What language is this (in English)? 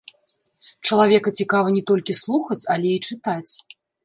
Belarusian